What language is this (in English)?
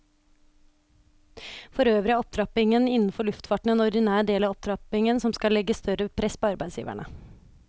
Norwegian